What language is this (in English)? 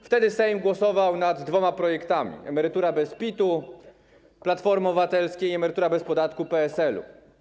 Polish